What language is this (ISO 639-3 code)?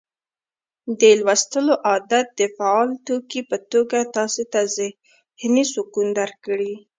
pus